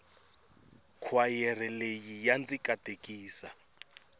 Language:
Tsonga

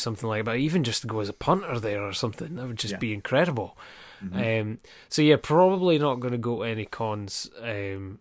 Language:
English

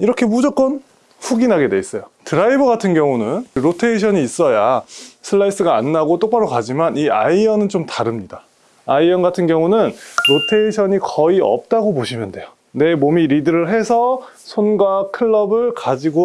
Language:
Korean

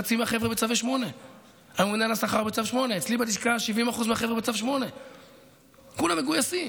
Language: Hebrew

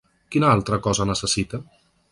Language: Catalan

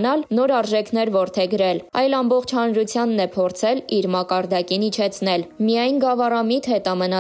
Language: Romanian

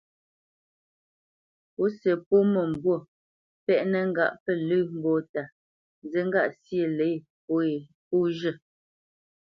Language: Bamenyam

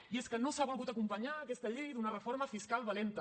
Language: Catalan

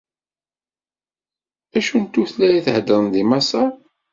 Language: Kabyle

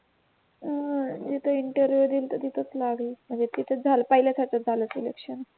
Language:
Marathi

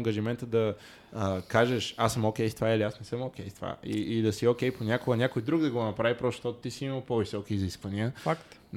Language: Bulgarian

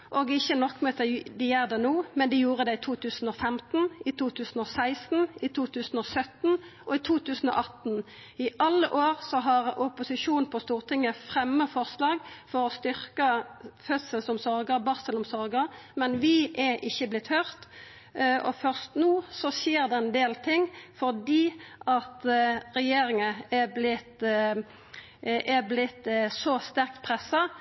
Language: Norwegian Nynorsk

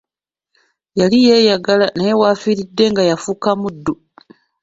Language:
Ganda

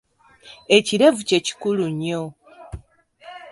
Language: Ganda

